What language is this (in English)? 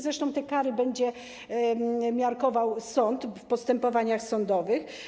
Polish